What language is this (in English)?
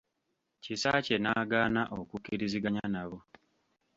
Ganda